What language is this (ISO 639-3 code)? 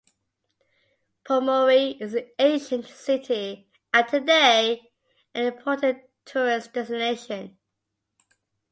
eng